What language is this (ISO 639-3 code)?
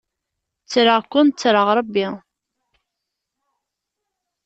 kab